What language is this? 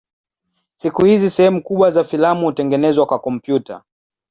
Swahili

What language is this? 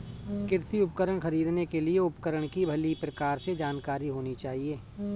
Hindi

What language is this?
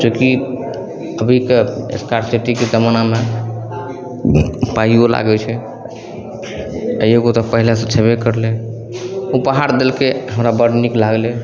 Maithili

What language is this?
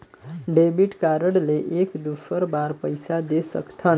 Chhattisgarhi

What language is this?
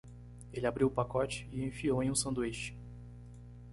Portuguese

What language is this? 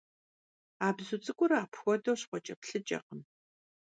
Kabardian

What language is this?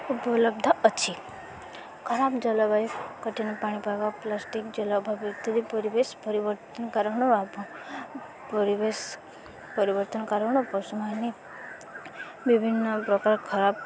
Odia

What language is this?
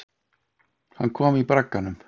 Icelandic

